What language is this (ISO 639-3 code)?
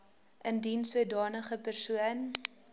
afr